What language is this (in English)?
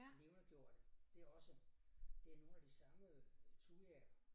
Danish